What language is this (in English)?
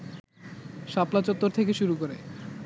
Bangla